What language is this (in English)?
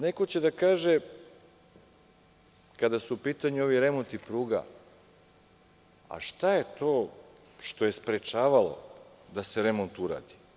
Serbian